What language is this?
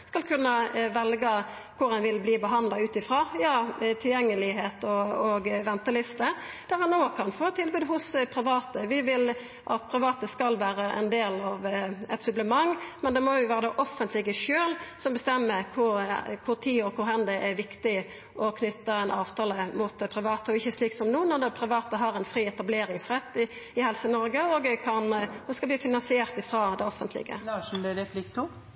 Norwegian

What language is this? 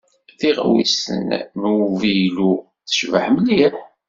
Kabyle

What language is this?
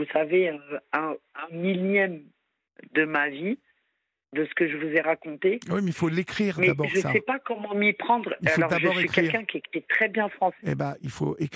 French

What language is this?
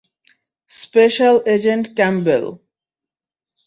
Bangla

